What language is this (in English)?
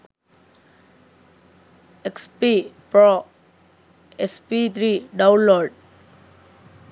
Sinhala